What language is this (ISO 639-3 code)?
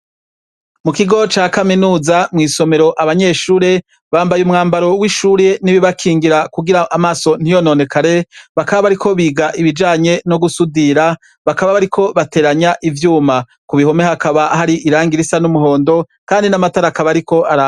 run